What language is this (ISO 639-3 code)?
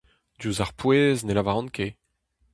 bre